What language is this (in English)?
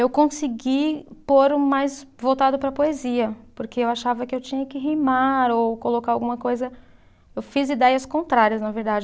Portuguese